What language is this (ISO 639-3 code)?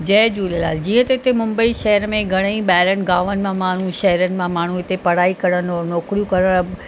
snd